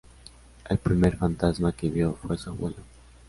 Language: Spanish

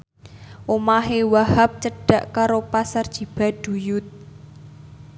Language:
Javanese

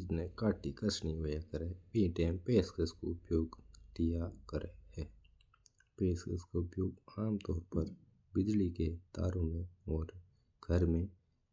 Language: Mewari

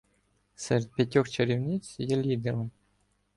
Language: Ukrainian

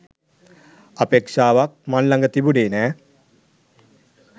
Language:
Sinhala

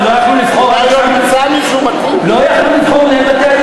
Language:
Hebrew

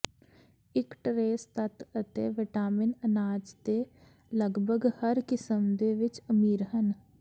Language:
Punjabi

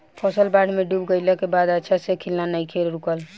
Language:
Bhojpuri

